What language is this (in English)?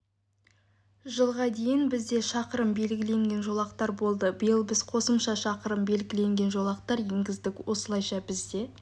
Kazakh